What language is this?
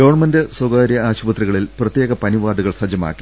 Malayalam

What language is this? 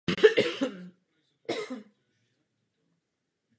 Czech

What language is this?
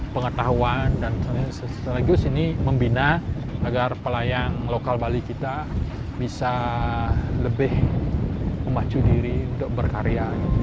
Indonesian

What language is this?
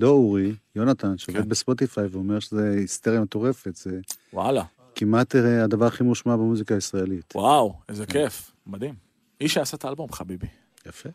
Hebrew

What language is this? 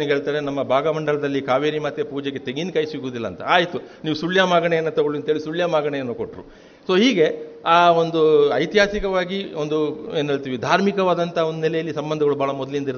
Kannada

